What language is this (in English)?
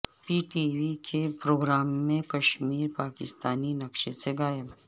Urdu